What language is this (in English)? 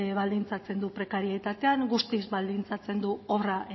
Basque